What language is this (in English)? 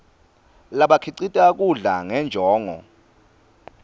Swati